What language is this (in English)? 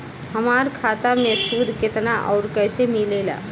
Bhojpuri